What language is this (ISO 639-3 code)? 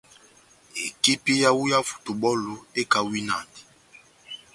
bnm